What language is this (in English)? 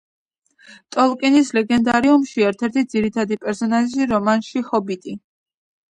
Georgian